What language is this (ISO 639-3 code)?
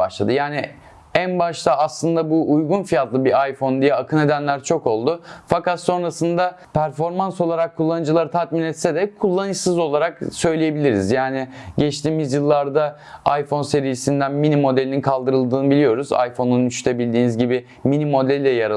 tur